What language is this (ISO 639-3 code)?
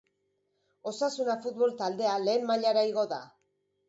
eus